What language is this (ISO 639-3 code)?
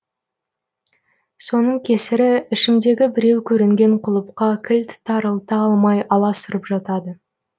kaz